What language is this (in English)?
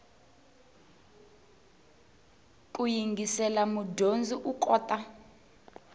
Tsonga